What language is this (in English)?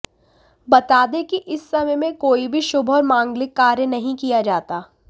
Hindi